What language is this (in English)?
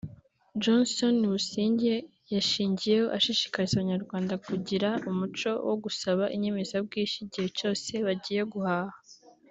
Kinyarwanda